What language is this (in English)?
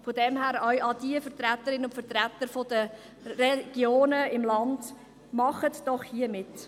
Swiss German